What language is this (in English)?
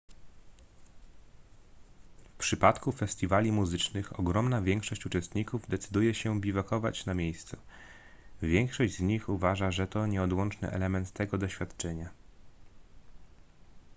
Polish